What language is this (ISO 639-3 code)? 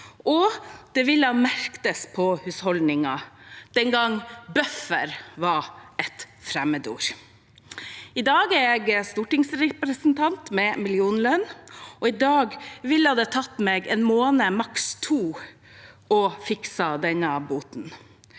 nor